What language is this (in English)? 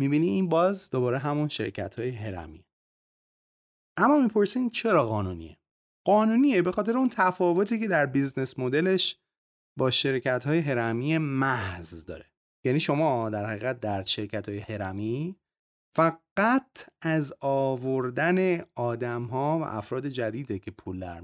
Persian